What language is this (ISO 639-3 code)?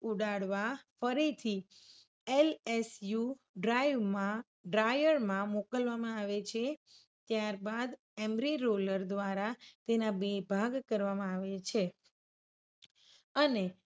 guj